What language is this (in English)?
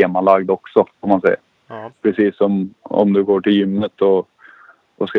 Swedish